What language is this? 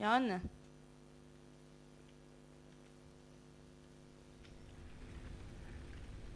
Turkish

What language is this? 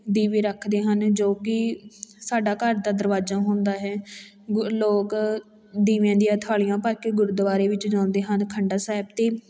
Punjabi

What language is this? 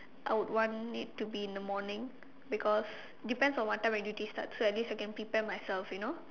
English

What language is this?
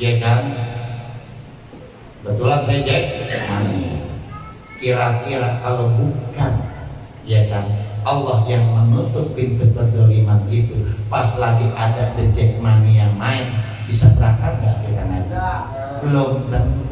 Indonesian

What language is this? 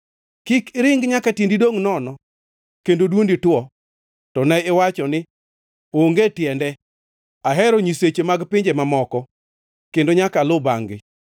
Luo (Kenya and Tanzania)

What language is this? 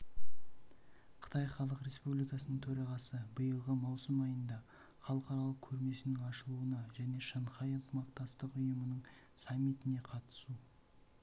Kazakh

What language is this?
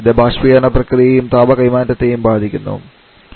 Malayalam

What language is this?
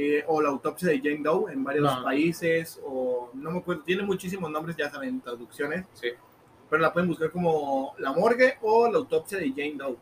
Spanish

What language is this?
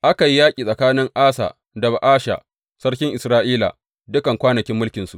Hausa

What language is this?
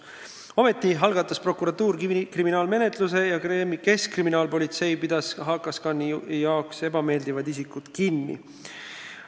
Estonian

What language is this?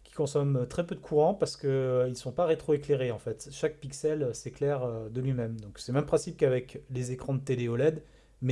French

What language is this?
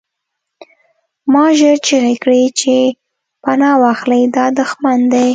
Pashto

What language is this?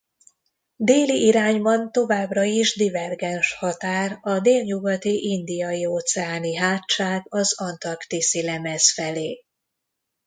Hungarian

